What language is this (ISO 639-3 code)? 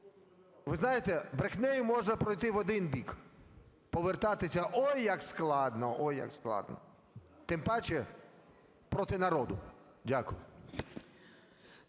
ukr